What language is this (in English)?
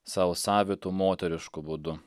Lithuanian